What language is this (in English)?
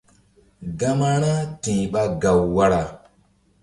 Mbum